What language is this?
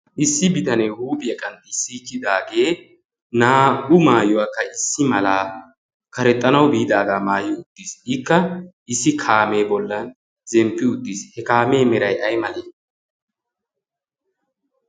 Wolaytta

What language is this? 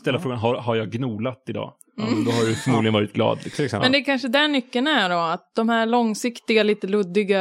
Swedish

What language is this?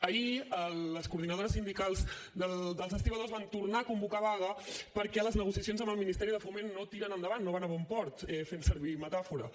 Catalan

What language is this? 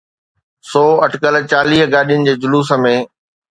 Sindhi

